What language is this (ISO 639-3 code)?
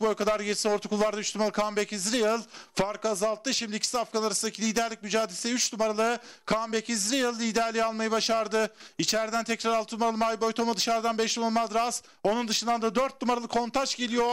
tur